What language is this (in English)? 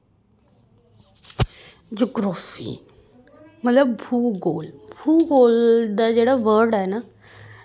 Dogri